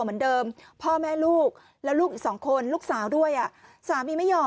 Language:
Thai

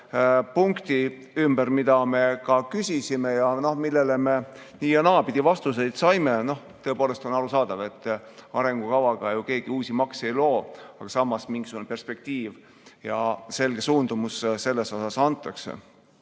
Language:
Estonian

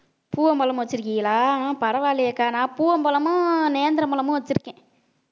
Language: Tamil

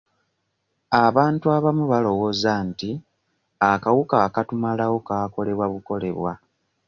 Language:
Ganda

